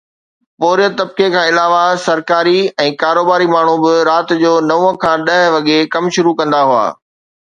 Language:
Sindhi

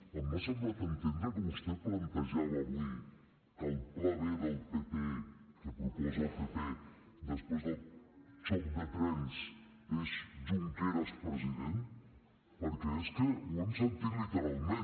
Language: Catalan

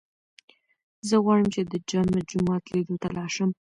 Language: Pashto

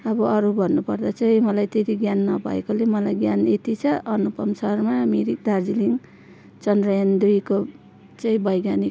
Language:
Nepali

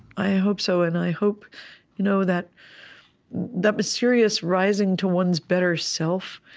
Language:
English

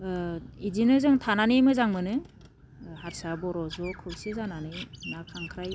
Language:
Bodo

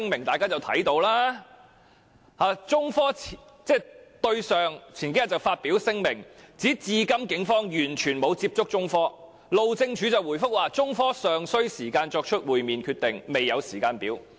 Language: Cantonese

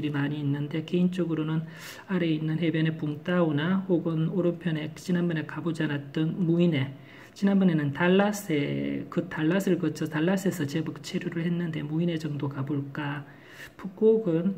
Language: Korean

